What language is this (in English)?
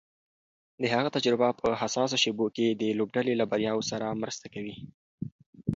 Pashto